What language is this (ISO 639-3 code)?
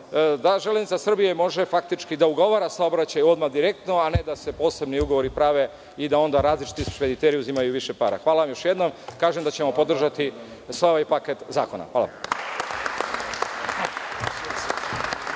srp